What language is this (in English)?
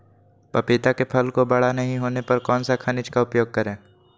Magahi